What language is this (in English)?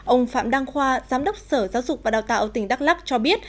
Vietnamese